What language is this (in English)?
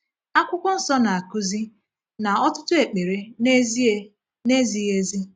Igbo